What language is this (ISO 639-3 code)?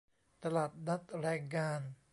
tha